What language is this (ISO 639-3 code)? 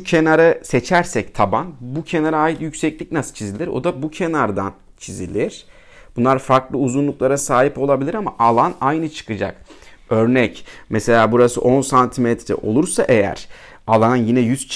tur